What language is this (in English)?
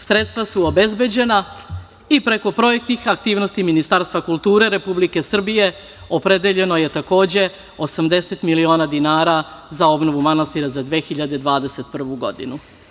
Serbian